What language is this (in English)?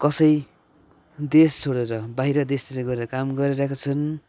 Nepali